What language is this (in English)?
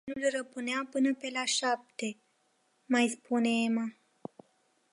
Romanian